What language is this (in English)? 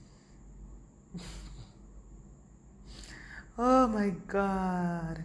French